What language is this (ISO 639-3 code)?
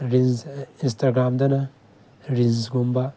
mni